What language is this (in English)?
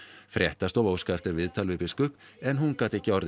Icelandic